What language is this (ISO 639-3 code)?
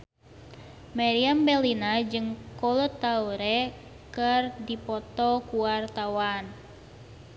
sun